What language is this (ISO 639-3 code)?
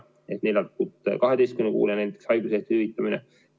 est